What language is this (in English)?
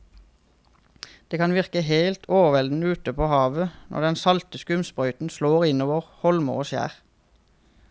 Norwegian